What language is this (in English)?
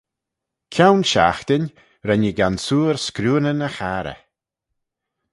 Manx